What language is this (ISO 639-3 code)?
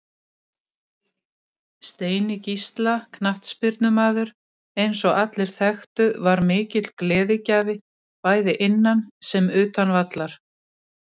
isl